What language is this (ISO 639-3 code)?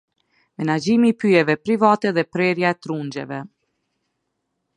sqi